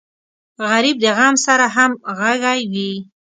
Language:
Pashto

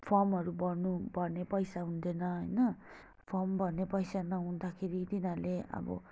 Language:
Nepali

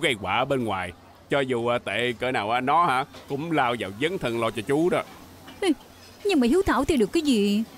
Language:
Vietnamese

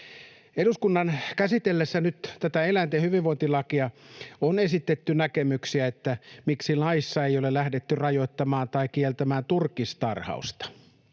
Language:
Finnish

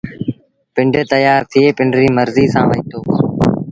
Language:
Sindhi Bhil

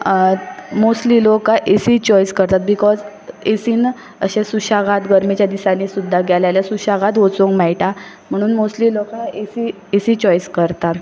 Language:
Konkani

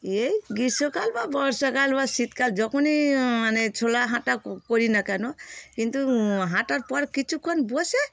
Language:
Bangla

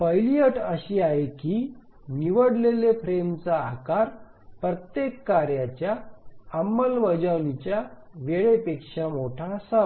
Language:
Marathi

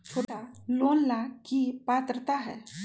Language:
Magahi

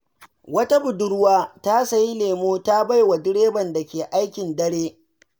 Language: Hausa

